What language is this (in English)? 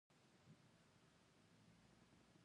Pashto